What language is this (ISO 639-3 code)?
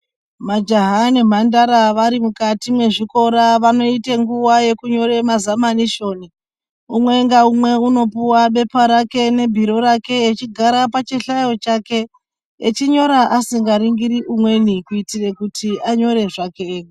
ndc